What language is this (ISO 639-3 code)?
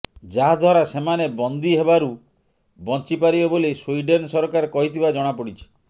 ori